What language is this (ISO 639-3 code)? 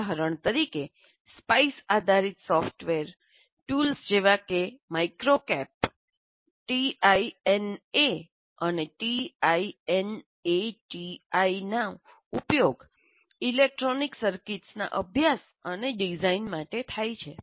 guj